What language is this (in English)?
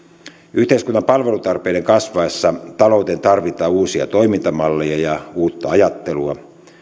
Finnish